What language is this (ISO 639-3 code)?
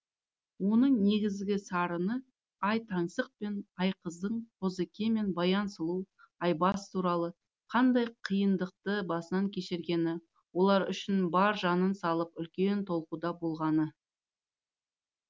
kaz